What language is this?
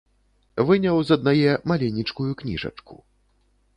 Belarusian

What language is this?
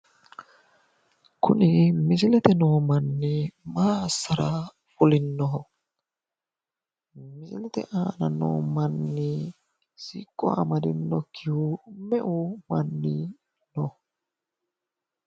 Sidamo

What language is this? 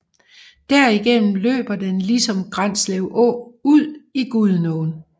Danish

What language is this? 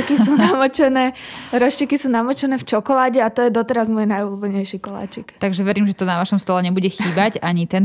Slovak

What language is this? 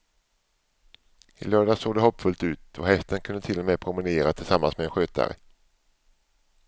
Swedish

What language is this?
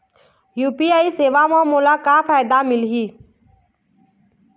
Chhattisgarhi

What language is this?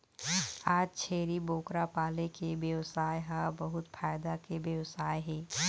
Chhattisgarhi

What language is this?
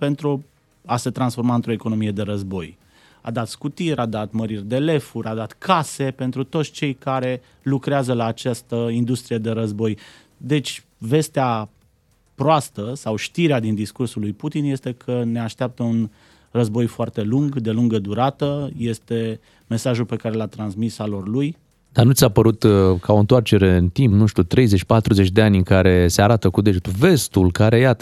Romanian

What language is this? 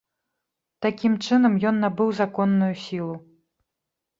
Belarusian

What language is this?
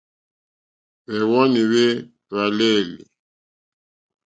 Mokpwe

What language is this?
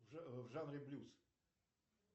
Russian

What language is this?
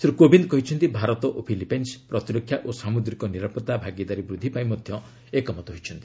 Odia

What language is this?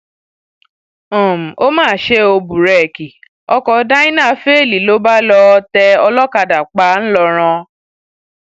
Yoruba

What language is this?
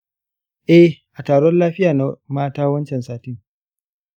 Hausa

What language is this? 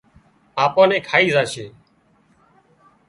Wadiyara Koli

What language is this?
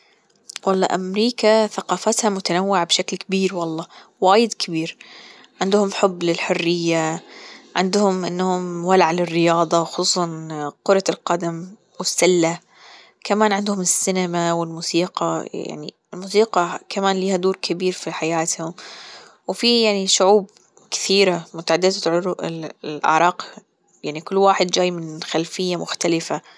Gulf Arabic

